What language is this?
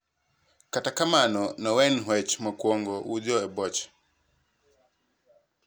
Luo (Kenya and Tanzania)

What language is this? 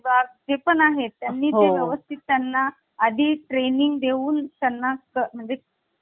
Marathi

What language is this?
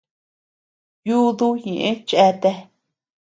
Tepeuxila Cuicatec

